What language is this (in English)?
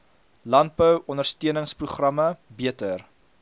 Afrikaans